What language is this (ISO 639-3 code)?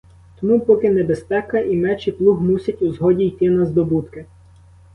ukr